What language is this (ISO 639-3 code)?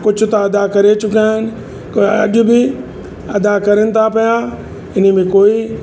snd